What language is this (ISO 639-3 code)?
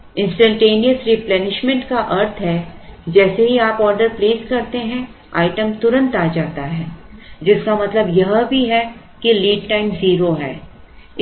hin